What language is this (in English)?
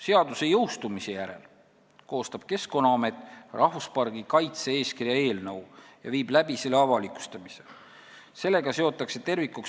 Estonian